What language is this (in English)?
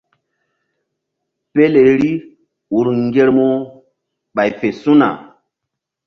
Mbum